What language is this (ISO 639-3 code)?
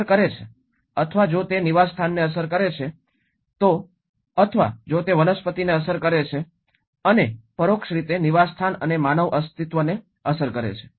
guj